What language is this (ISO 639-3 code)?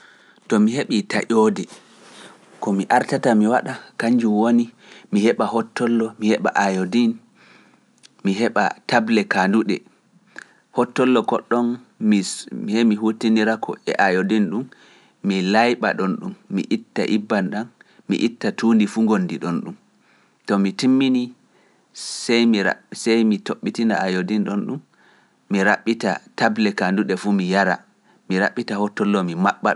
fuf